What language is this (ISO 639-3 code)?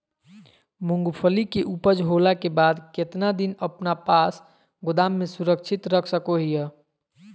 mag